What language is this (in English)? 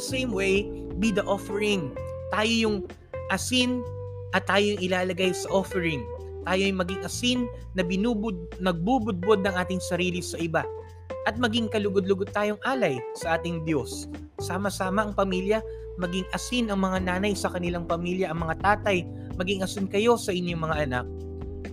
Filipino